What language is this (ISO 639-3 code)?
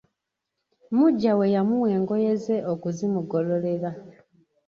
lug